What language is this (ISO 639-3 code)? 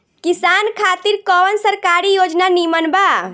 bho